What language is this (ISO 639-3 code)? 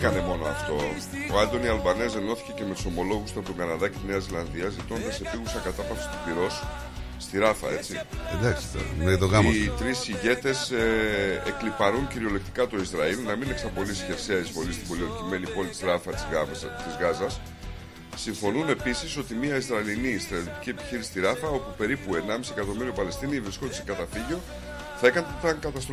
ell